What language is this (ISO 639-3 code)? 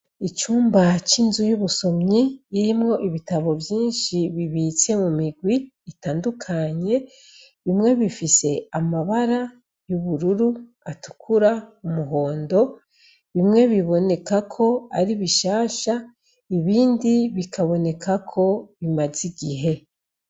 run